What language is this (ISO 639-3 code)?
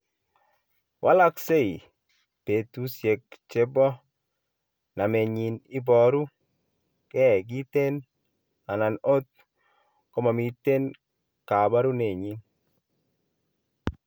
kln